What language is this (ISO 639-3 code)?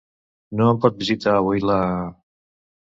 cat